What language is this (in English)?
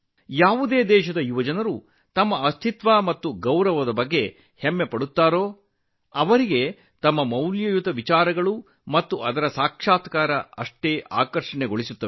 Kannada